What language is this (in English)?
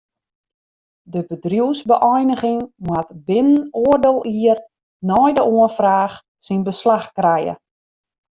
Western Frisian